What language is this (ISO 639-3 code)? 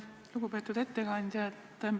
est